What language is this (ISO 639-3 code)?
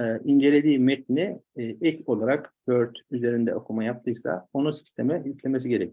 tur